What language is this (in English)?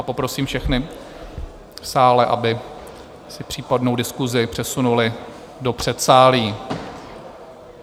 Czech